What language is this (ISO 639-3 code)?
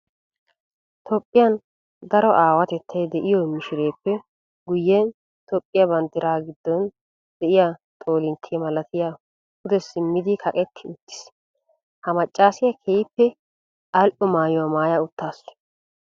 wal